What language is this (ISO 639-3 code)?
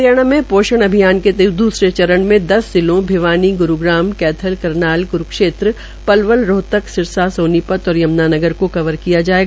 hin